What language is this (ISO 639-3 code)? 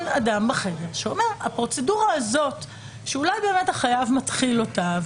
heb